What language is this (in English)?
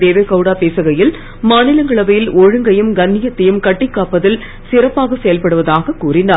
Tamil